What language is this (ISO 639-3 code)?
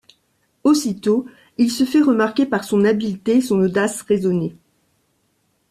fra